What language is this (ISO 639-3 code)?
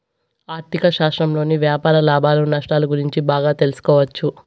tel